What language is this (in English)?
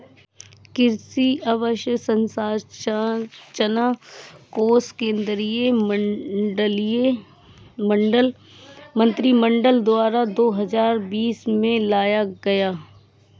Hindi